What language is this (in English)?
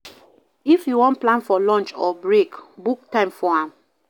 Nigerian Pidgin